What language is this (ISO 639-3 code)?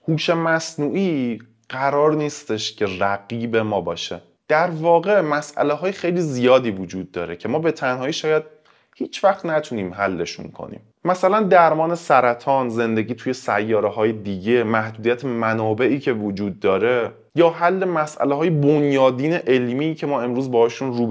fas